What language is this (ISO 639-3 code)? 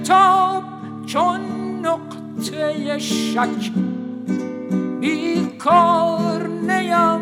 fas